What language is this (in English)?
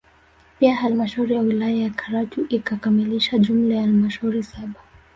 Swahili